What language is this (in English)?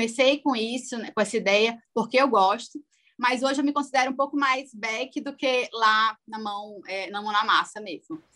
Portuguese